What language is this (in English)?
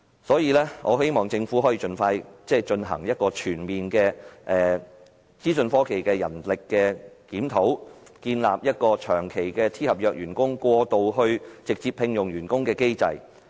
Cantonese